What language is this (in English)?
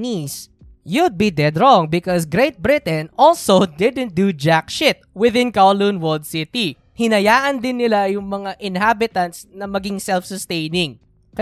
Filipino